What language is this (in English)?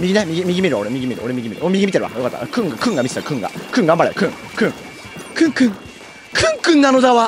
Japanese